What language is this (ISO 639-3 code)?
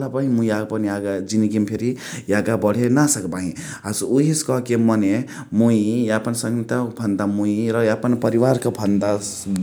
the